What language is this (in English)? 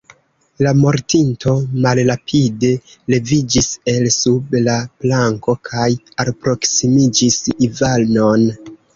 Esperanto